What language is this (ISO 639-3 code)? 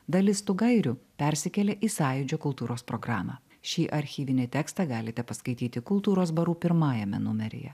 lit